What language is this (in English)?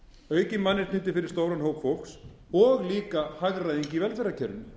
Icelandic